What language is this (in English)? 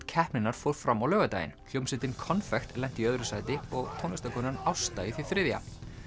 Icelandic